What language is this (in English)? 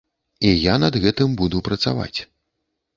Belarusian